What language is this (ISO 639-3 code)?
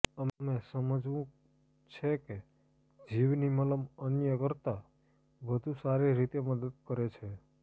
guj